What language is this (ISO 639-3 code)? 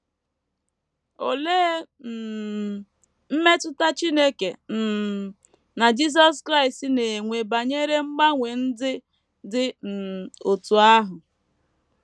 ibo